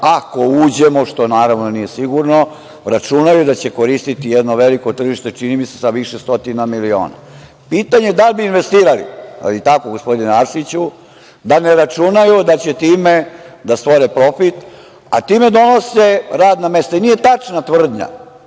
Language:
Serbian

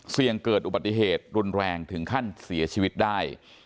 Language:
Thai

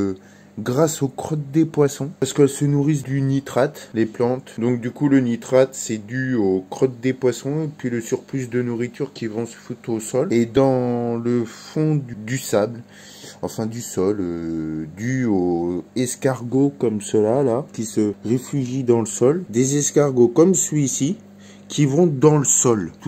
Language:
French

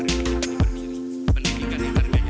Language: Indonesian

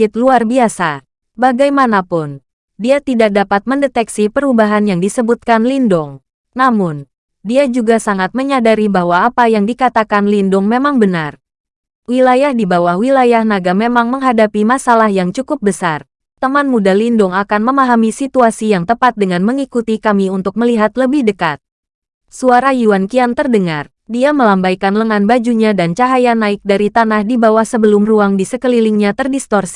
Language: Indonesian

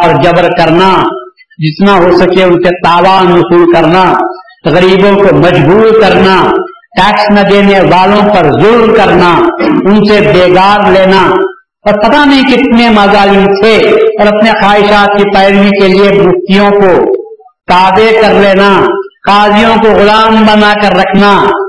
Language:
Urdu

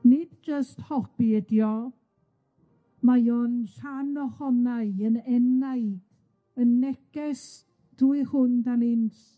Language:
Welsh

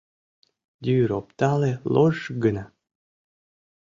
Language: Mari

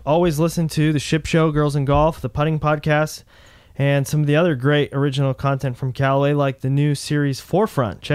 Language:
English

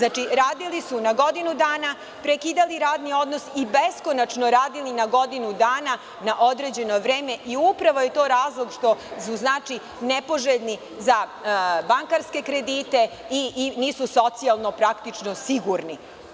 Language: Serbian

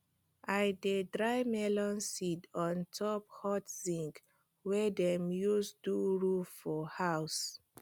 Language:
Nigerian Pidgin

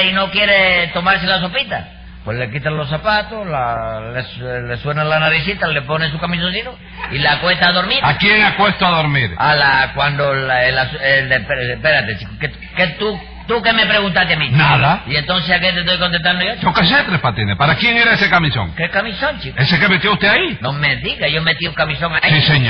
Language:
Spanish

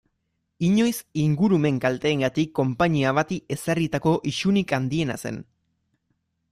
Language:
Basque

